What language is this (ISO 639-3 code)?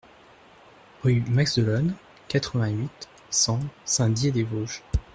fra